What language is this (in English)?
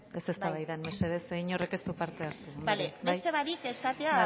Basque